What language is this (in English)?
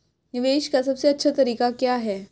Hindi